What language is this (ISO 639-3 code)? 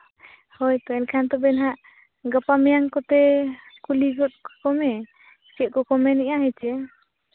sat